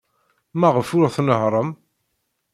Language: Kabyle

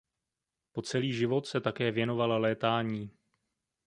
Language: Czech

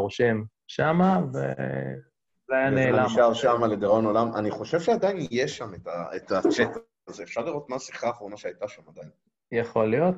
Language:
Hebrew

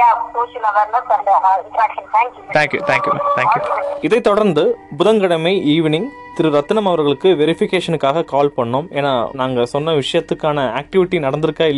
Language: Tamil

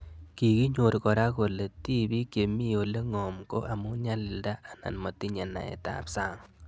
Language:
Kalenjin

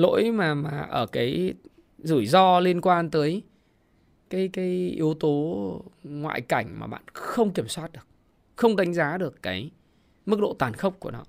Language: Vietnamese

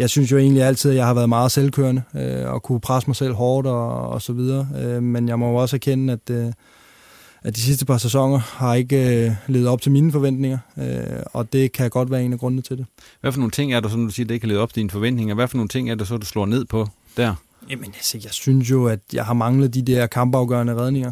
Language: Danish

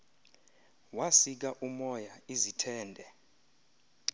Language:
Xhosa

